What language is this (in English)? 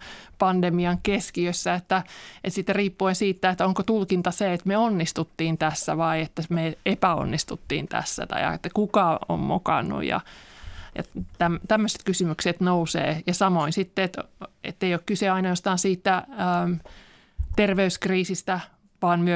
Finnish